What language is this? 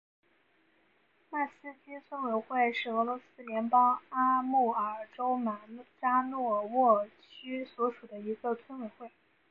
Chinese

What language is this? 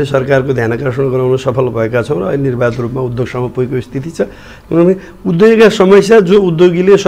Korean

